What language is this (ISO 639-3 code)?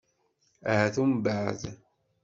kab